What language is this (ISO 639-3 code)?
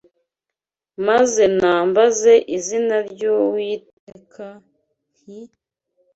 kin